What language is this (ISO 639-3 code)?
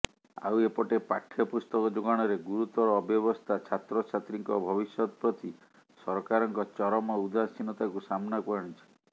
ori